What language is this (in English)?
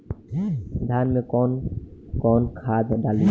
Bhojpuri